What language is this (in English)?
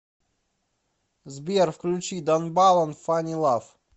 Russian